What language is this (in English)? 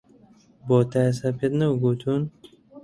Central Kurdish